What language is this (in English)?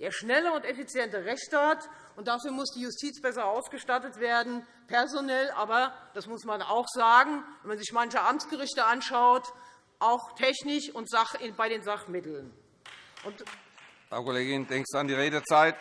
German